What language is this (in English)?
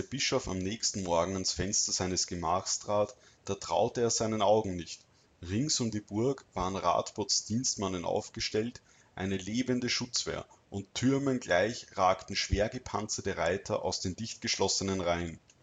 German